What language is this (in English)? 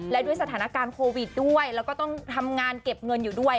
Thai